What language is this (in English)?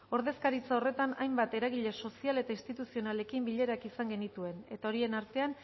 Basque